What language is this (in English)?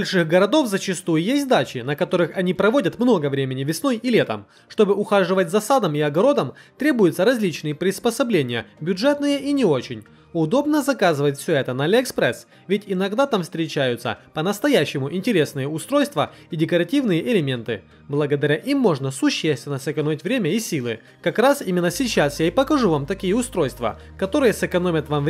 Russian